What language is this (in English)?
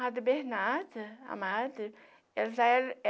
Portuguese